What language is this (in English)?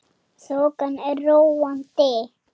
Icelandic